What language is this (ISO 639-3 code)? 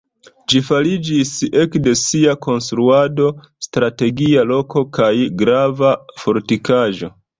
epo